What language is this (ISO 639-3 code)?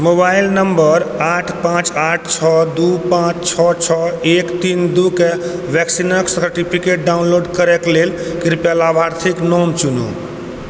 mai